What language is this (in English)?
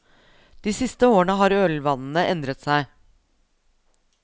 Norwegian